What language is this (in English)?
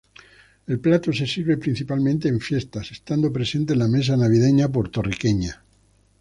Spanish